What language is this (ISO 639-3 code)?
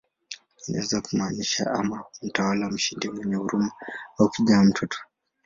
swa